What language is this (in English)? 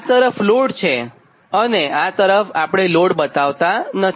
Gujarati